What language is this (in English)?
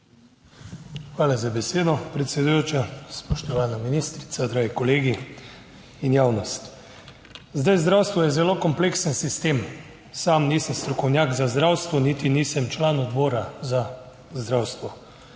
Slovenian